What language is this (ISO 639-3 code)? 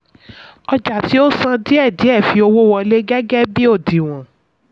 yor